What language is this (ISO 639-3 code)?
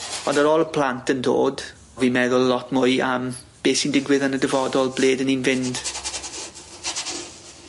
cym